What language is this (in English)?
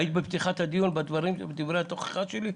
Hebrew